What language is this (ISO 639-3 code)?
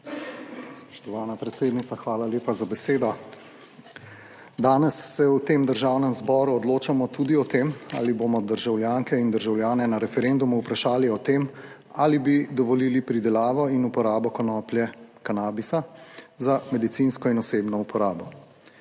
slv